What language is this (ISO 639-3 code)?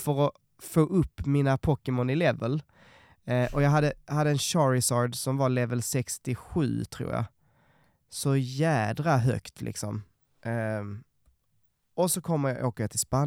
swe